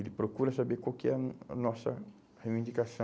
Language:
Portuguese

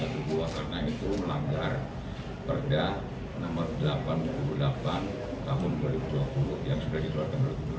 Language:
Indonesian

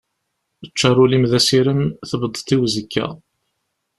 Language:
Kabyle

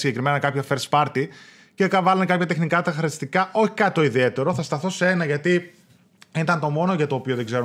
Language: Greek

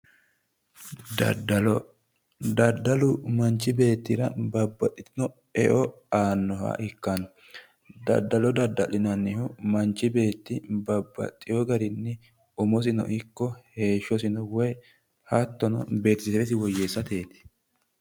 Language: Sidamo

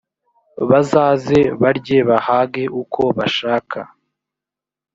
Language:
Kinyarwanda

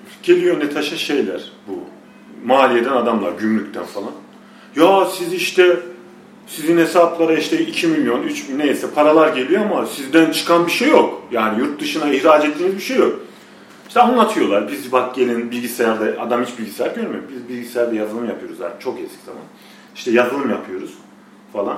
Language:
Turkish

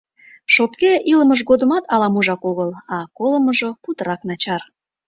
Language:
Mari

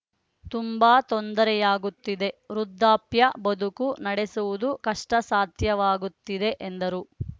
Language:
Kannada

